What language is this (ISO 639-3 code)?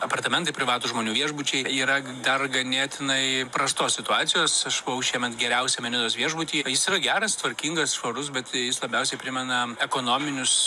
lit